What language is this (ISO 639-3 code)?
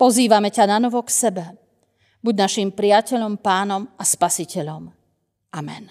slk